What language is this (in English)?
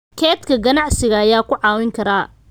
Somali